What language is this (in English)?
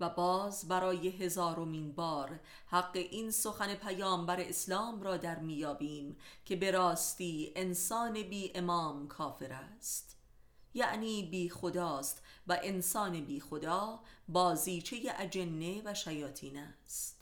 Persian